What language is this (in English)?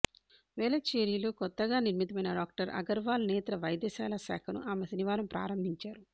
Telugu